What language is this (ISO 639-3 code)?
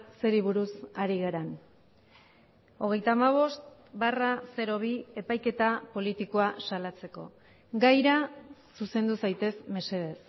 eus